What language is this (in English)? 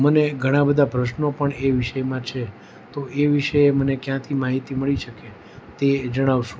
Gujarati